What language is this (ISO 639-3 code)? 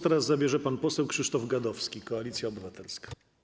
pol